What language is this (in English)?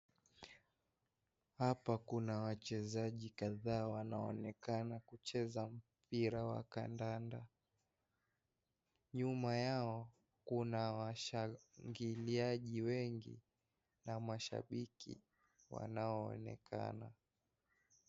Swahili